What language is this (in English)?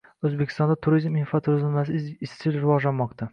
Uzbek